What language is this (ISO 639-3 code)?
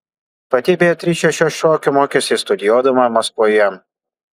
lit